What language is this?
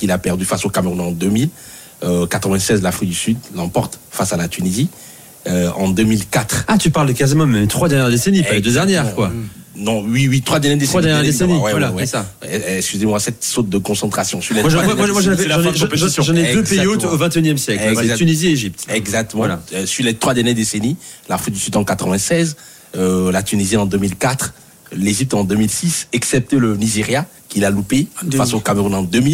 French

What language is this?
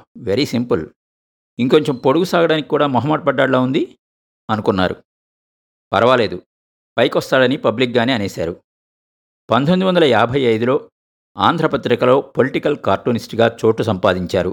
Telugu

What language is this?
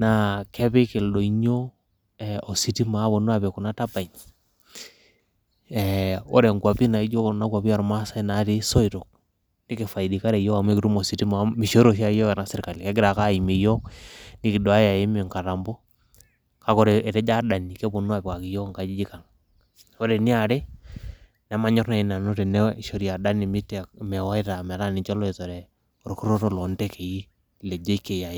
Masai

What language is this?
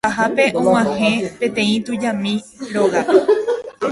Guarani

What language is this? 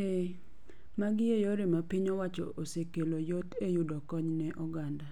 Luo (Kenya and Tanzania)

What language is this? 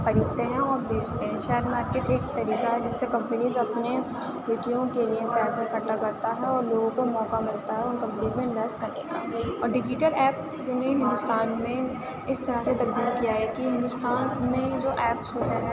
Urdu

